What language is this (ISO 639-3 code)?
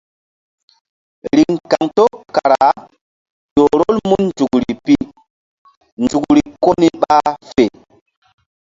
mdd